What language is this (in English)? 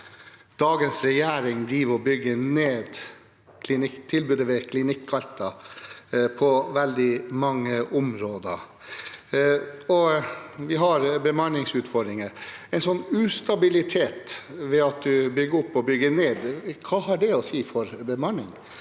Norwegian